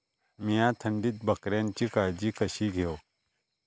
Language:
Marathi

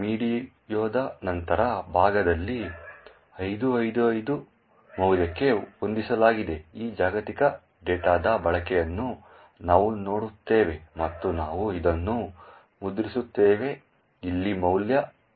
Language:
Kannada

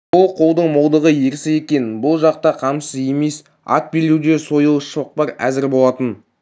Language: Kazakh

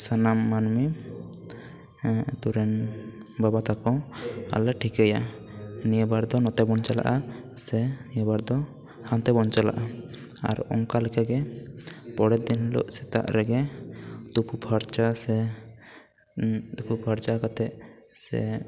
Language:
Santali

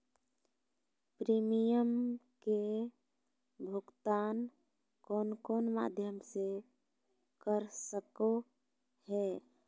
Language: Magahi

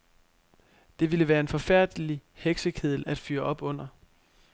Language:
Danish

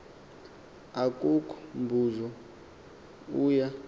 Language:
Xhosa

